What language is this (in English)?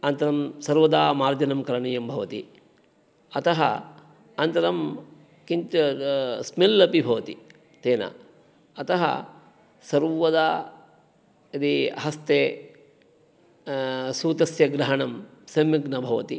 Sanskrit